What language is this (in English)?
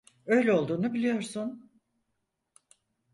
Turkish